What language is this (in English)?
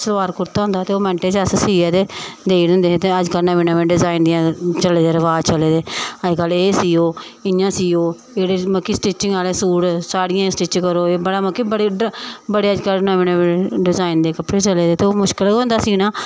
Dogri